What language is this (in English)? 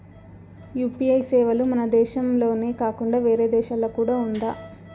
Telugu